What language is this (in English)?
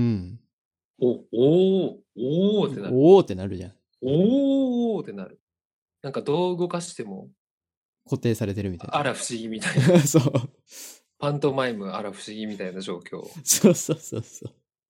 Japanese